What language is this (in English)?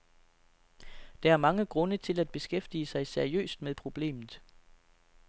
Danish